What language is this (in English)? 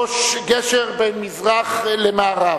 Hebrew